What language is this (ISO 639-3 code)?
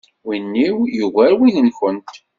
kab